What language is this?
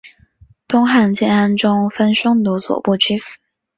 Chinese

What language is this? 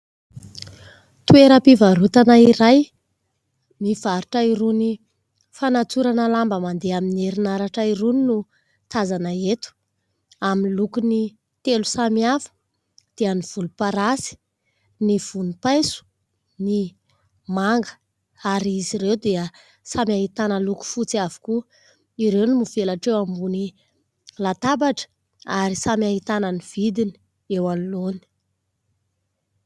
Malagasy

